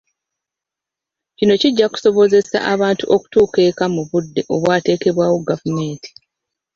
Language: Ganda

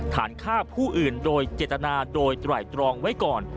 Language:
Thai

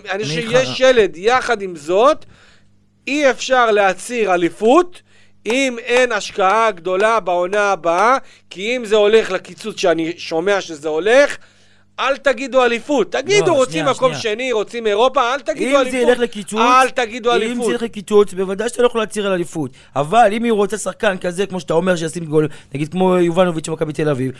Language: Hebrew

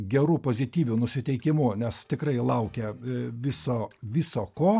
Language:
Lithuanian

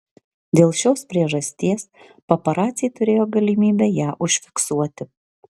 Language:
Lithuanian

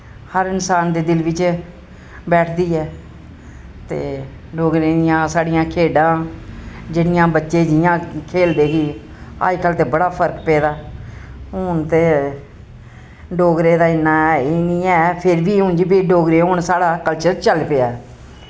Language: Dogri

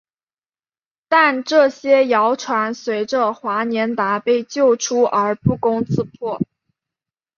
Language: Chinese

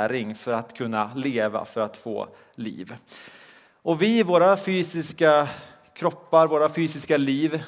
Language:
Swedish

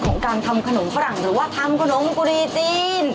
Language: Thai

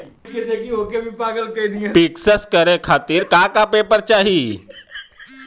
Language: Bhojpuri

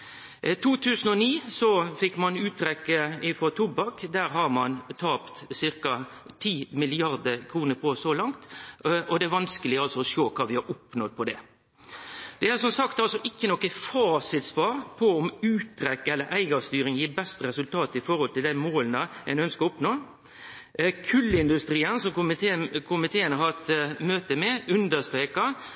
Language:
Norwegian Nynorsk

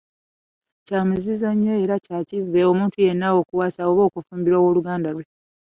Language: Ganda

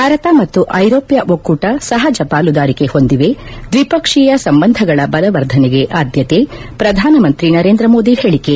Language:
Kannada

